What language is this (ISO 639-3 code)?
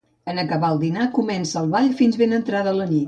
cat